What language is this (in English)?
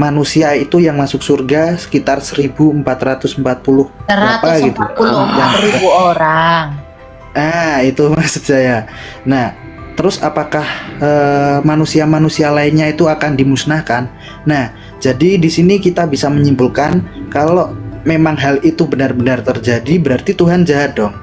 Indonesian